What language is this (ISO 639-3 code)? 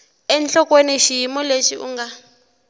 tso